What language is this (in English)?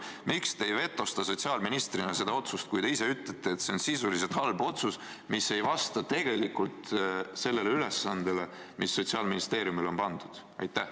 Estonian